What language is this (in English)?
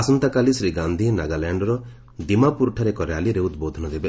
Odia